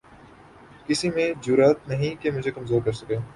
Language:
Urdu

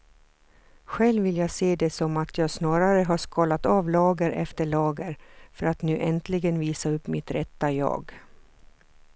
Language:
Swedish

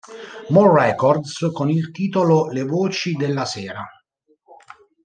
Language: Italian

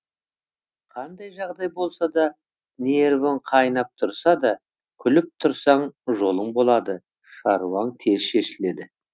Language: Kazakh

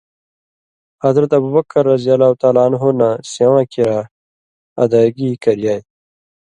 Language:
Indus Kohistani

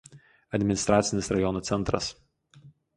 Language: Lithuanian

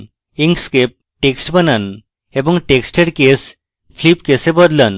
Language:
Bangla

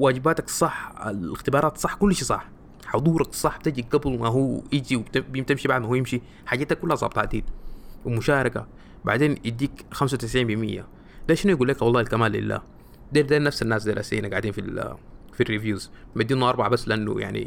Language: Arabic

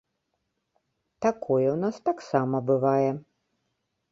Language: Belarusian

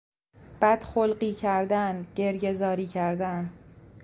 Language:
Persian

